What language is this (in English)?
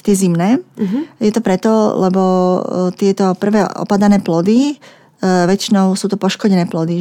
Slovak